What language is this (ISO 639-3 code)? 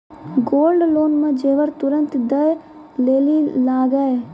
mai